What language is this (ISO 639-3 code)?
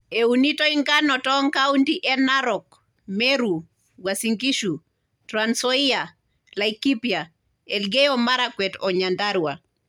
mas